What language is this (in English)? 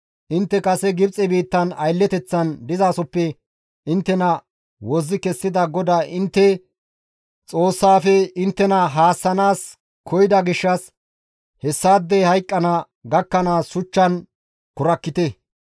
Gamo